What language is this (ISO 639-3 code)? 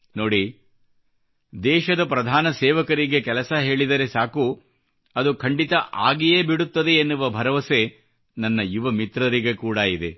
kan